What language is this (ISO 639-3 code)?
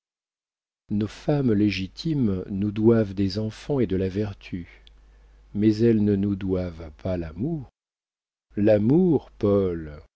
fra